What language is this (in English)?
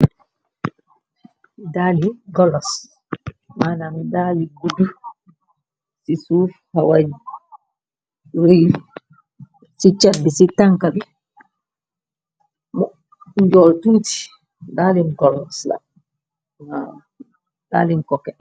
Wolof